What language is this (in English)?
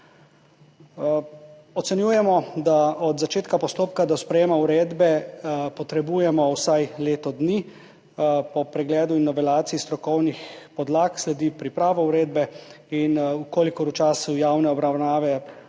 Slovenian